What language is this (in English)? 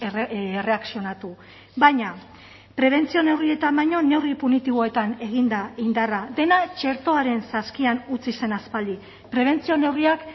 Basque